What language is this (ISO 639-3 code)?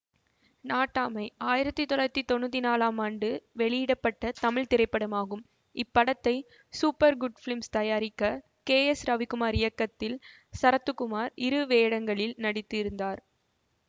tam